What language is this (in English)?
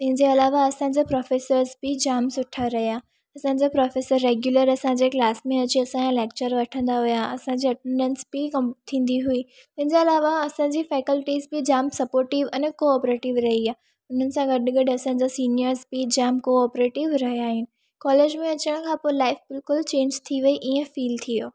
Sindhi